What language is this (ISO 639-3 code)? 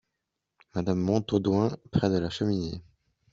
fra